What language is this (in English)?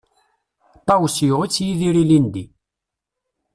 Kabyle